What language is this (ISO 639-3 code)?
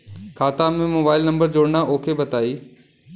bho